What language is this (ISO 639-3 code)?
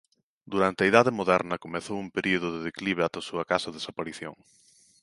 glg